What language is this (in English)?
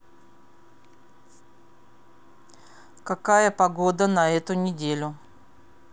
Russian